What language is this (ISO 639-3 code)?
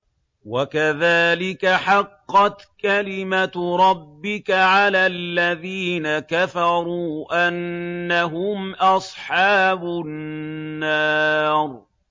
ara